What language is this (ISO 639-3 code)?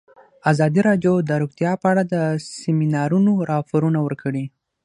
pus